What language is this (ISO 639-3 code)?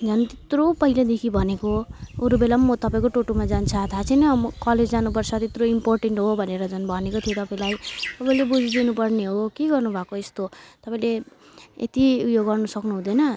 nep